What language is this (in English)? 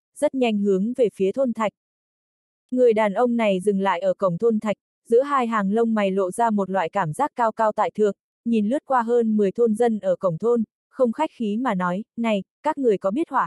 Vietnamese